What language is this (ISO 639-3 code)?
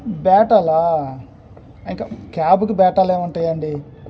tel